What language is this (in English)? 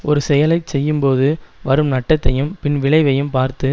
Tamil